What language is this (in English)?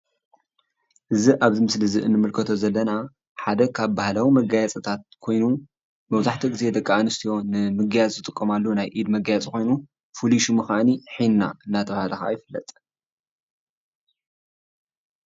Tigrinya